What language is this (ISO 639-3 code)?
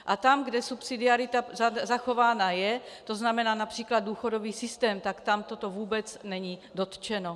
ces